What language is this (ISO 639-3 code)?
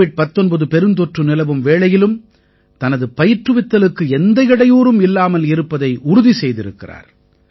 tam